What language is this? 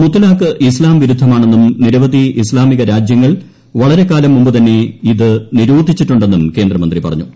Malayalam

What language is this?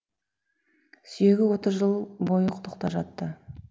Kazakh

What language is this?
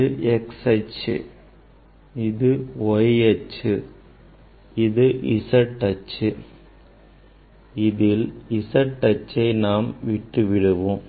Tamil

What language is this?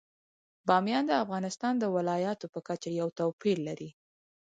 Pashto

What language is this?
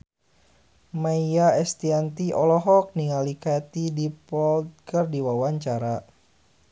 Sundanese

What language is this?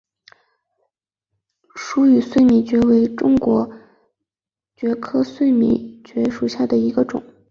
Chinese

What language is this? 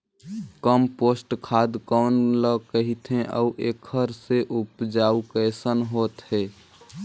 Chhattisgarhi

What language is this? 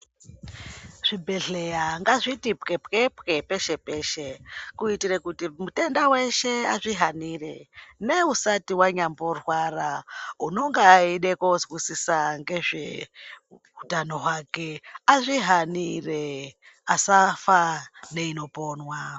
Ndau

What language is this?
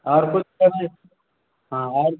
Maithili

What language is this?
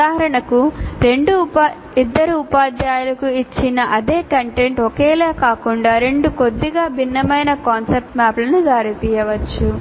Telugu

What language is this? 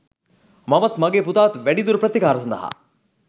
Sinhala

